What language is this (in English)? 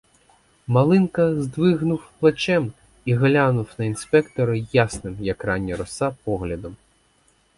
Ukrainian